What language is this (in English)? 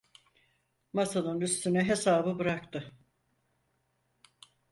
Turkish